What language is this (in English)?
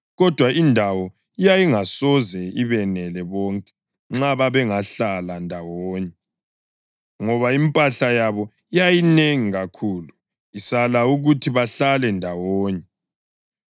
North Ndebele